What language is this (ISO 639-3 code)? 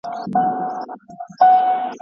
pus